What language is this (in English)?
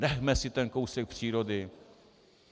Czech